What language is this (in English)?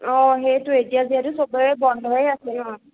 Assamese